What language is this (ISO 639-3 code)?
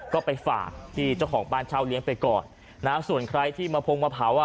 tha